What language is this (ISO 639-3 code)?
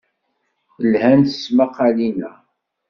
kab